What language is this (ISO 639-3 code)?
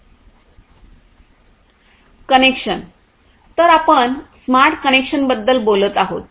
mar